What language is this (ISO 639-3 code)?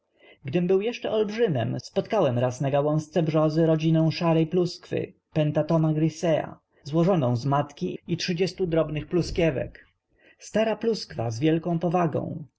pol